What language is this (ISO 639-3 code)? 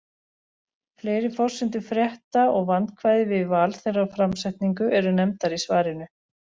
isl